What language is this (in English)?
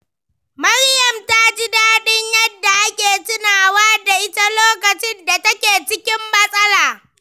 Hausa